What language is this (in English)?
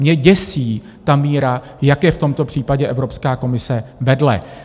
Czech